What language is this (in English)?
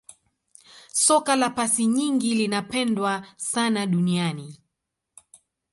Swahili